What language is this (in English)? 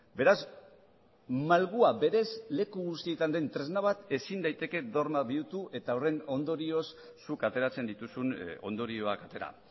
Basque